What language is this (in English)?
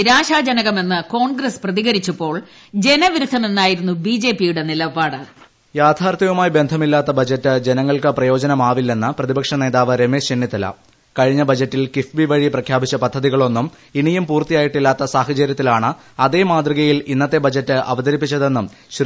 Malayalam